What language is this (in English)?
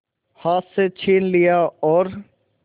Hindi